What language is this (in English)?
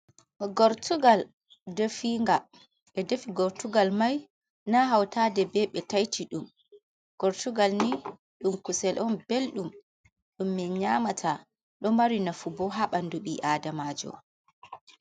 Fula